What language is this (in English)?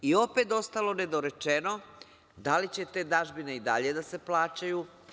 Serbian